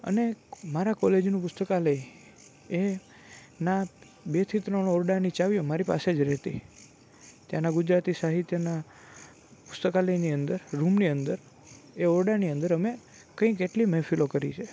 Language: Gujarati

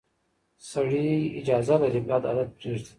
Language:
Pashto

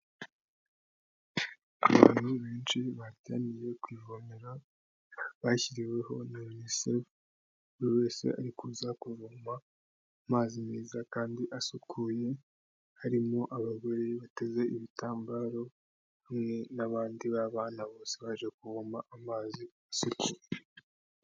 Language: Kinyarwanda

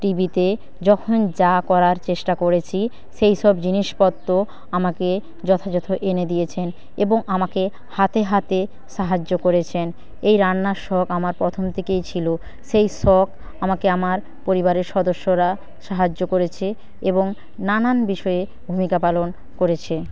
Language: Bangla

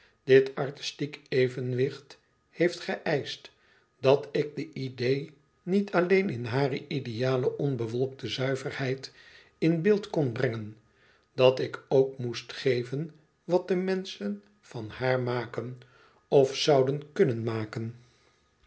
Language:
Dutch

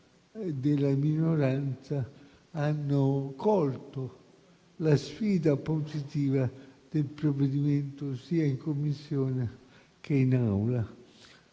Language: Italian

